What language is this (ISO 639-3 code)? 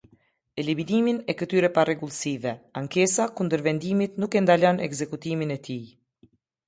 sqi